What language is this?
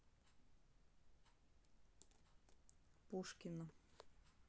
Russian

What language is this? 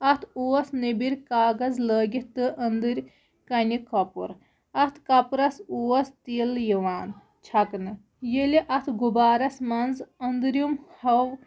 Kashmiri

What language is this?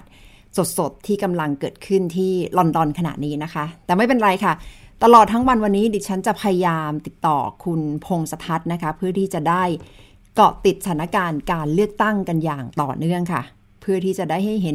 Thai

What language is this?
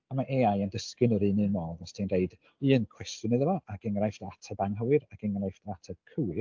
Welsh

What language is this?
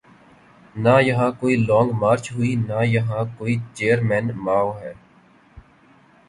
Urdu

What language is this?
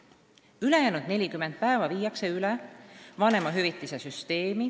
Estonian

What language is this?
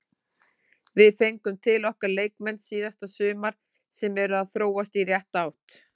Icelandic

